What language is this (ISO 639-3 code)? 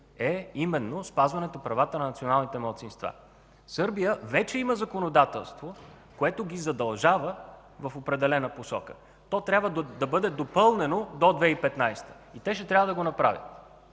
bul